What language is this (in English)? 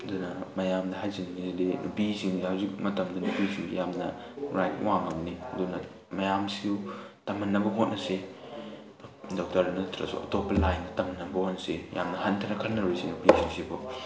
Manipuri